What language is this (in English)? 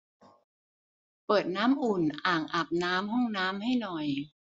Thai